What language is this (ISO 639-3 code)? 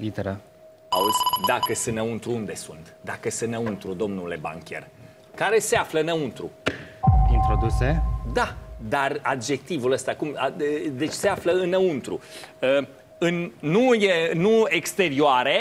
ron